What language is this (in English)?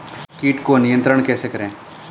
Hindi